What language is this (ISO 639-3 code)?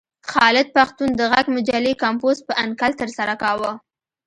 pus